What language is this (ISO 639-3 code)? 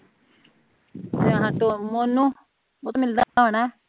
pan